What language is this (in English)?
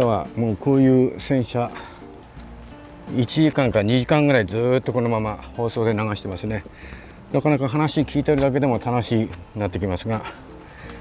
Japanese